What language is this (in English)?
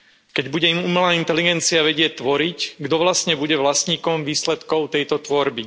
Slovak